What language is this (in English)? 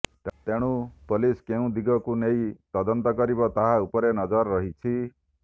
Odia